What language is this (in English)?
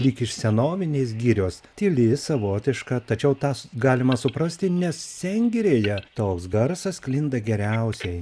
Lithuanian